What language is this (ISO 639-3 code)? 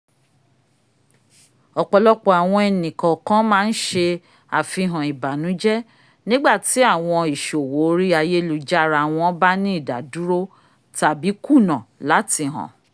yor